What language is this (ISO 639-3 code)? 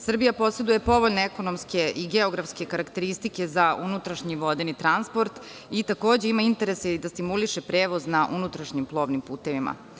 srp